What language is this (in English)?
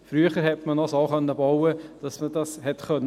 Swiss German